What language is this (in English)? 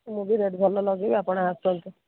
Odia